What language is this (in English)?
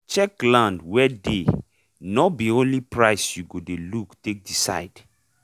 Nigerian Pidgin